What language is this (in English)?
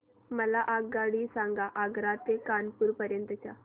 Marathi